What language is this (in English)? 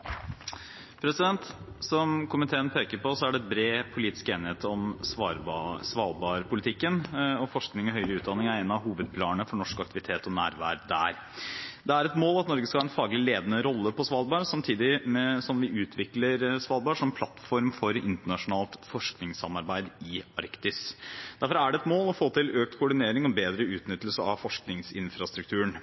Norwegian